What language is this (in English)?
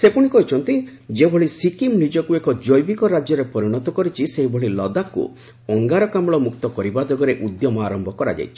Odia